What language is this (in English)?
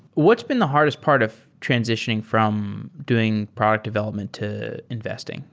English